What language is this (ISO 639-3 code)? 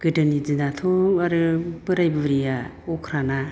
brx